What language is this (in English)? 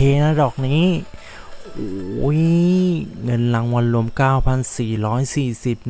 Thai